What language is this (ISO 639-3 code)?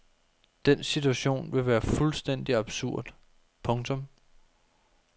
dan